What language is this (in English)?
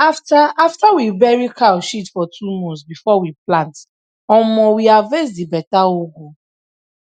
Nigerian Pidgin